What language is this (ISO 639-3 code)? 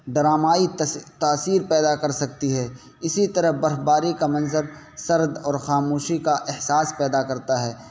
urd